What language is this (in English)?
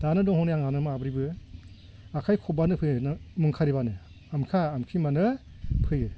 Bodo